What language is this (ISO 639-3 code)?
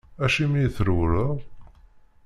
kab